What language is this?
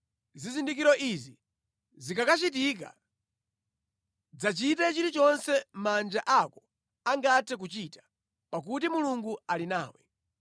Nyanja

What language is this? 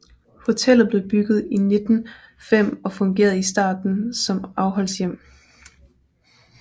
Danish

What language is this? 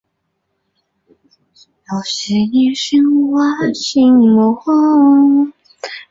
Chinese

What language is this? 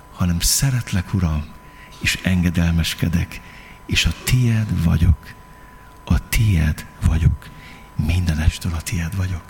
Hungarian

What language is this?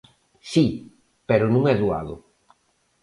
Galician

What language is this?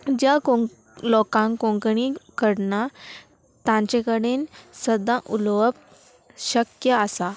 Konkani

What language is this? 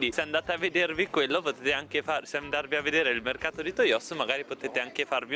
Italian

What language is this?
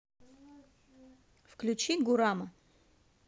Russian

